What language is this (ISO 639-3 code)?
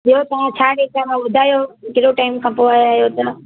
snd